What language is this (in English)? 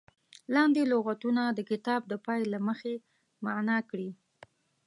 Pashto